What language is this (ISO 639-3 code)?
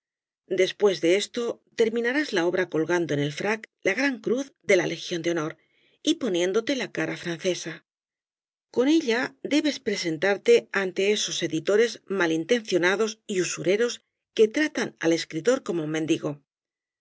spa